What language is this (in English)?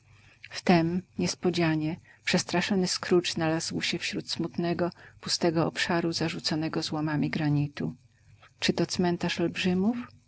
Polish